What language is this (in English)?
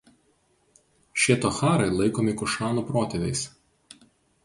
Lithuanian